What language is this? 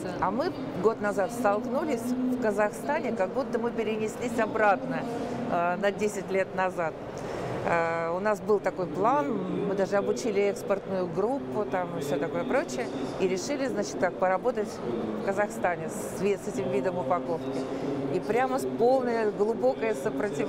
Russian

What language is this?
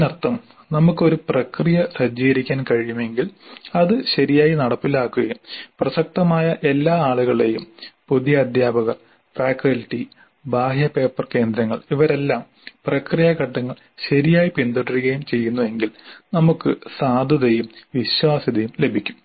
Malayalam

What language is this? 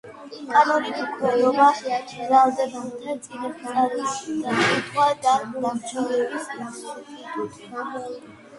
Georgian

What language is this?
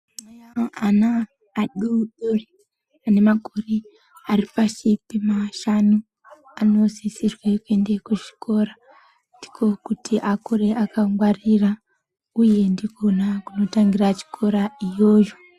Ndau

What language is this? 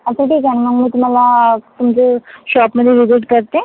Marathi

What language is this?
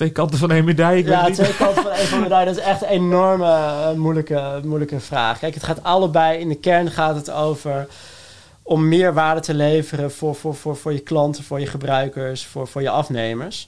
Dutch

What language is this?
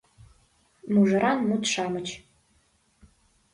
Mari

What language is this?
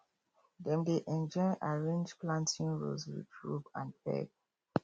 Nigerian Pidgin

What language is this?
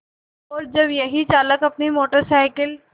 Hindi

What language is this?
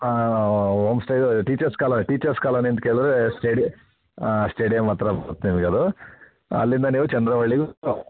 Kannada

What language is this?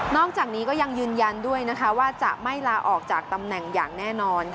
Thai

